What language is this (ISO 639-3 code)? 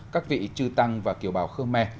vie